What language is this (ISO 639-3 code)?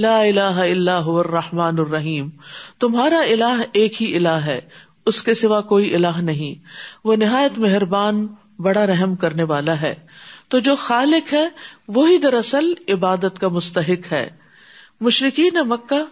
urd